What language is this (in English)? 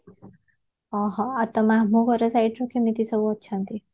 Odia